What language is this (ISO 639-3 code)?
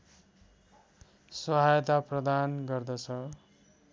nep